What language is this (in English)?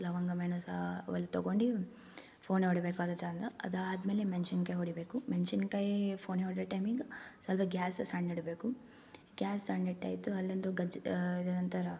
Kannada